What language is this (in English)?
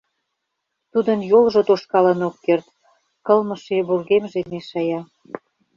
Mari